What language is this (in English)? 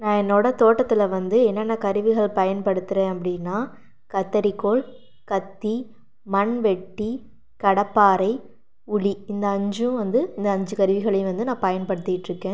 Tamil